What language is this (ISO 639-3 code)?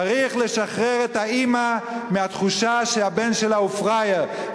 heb